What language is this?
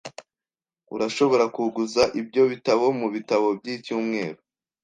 Kinyarwanda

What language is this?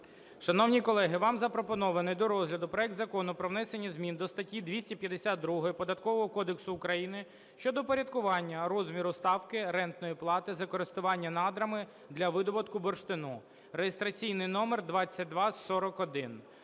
Ukrainian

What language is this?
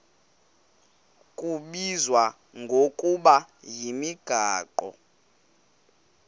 Xhosa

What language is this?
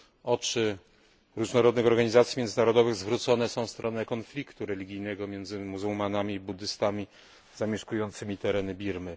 Polish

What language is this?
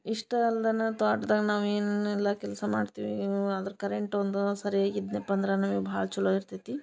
Kannada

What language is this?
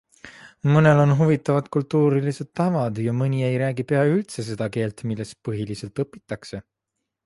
Estonian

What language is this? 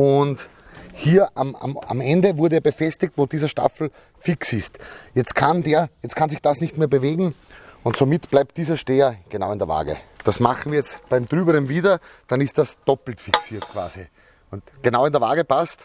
German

